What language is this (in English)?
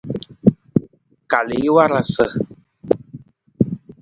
Nawdm